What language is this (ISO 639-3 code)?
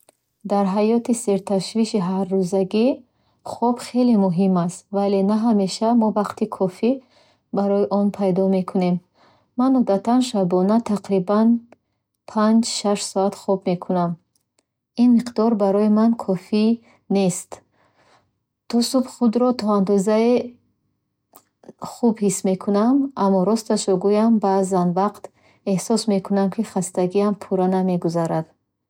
bhh